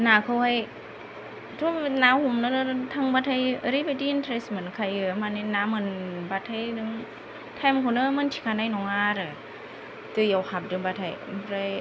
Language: Bodo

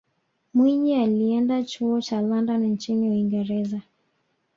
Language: Swahili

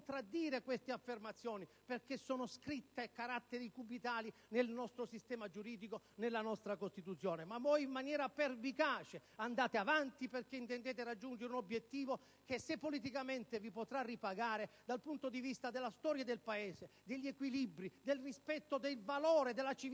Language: Italian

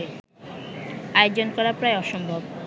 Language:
Bangla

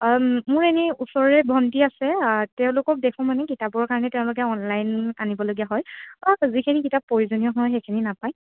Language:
Assamese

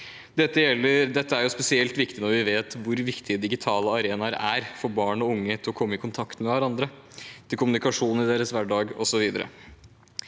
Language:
Norwegian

